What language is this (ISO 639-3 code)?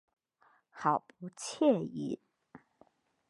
zho